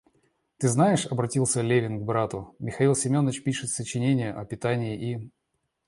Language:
Russian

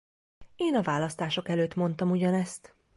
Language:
Hungarian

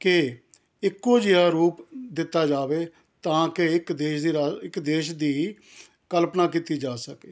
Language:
Punjabi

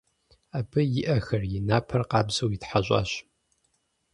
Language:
Kabardian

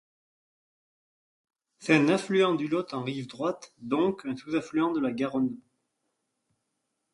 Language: French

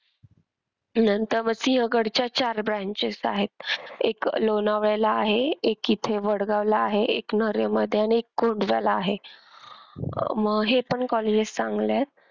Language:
Marathi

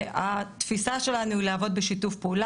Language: Hebrew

